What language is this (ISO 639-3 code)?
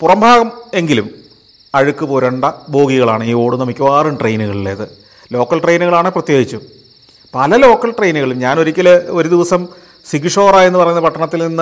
mal